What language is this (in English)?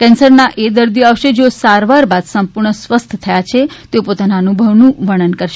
Gujarati